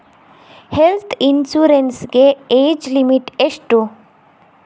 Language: Kannada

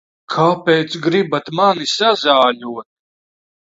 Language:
Latvian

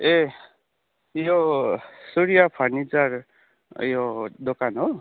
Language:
Nepali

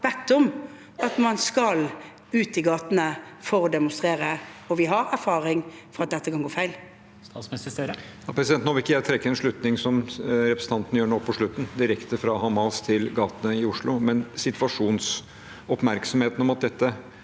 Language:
Norwegian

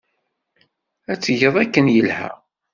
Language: Kabyle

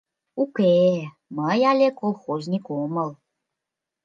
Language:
Mari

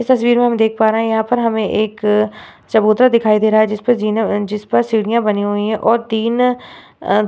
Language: Hindi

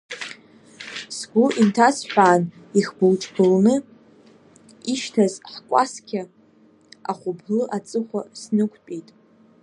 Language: Abkhazian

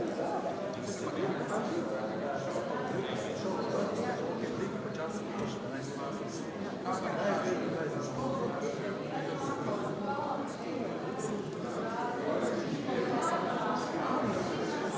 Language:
Slovenian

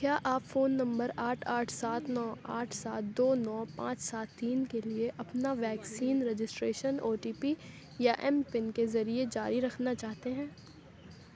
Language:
Urdu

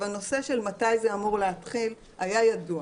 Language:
Hebrew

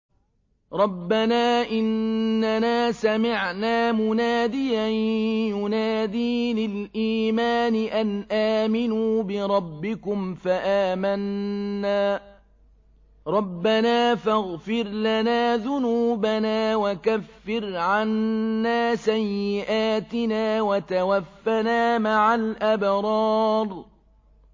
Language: Arabic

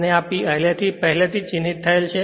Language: Gujarati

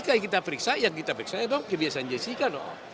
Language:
Indonesian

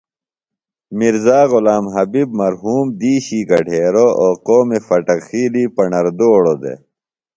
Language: Phalura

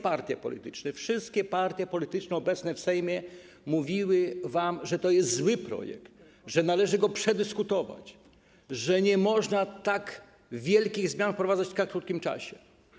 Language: Polish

